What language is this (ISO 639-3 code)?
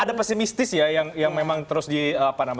ind